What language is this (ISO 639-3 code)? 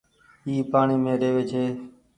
gig